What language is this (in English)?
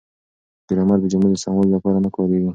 Pashto